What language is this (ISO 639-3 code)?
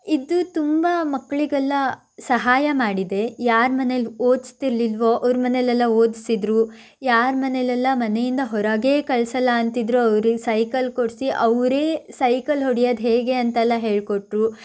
kan